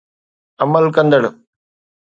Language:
Sindhi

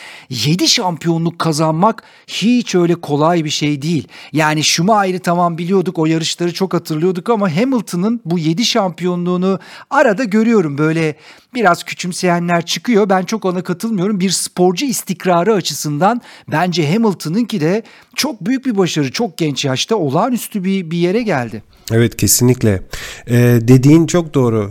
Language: Turkish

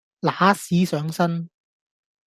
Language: Cantonese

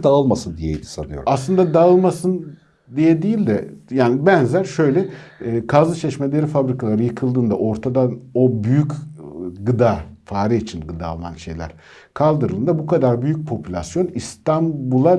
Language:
Turkish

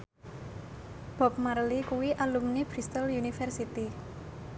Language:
Javanese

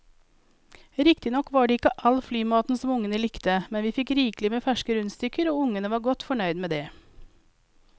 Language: Norwegian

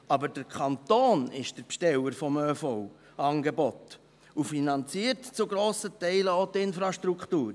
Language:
Swiss German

